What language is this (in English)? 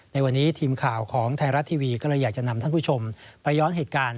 Thai